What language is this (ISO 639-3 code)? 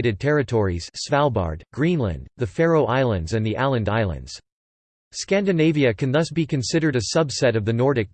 eng